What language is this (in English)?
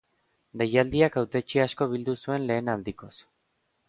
Basque